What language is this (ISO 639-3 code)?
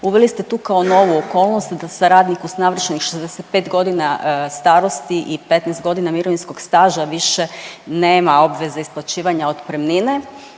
hrv